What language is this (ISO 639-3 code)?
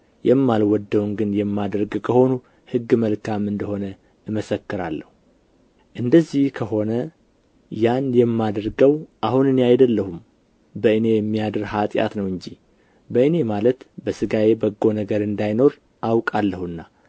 amh